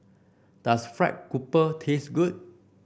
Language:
English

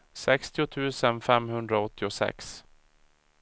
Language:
Swedish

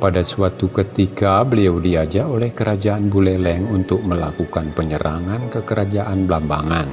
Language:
Indonesian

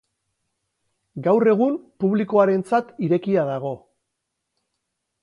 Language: Basque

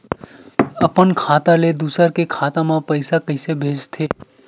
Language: Chhattisgarhi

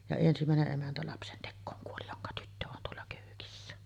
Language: Finnish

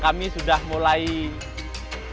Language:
Indonesian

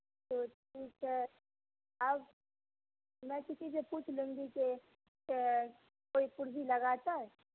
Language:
Urdu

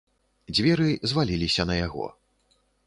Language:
Belarusian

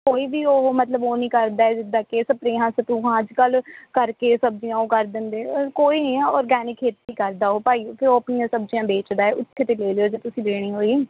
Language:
Punjabi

